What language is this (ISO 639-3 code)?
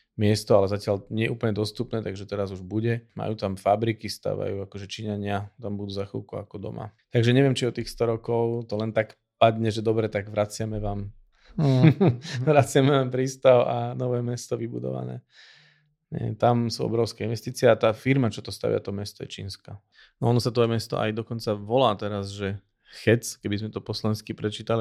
slk